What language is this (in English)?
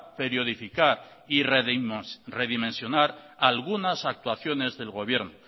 Spanish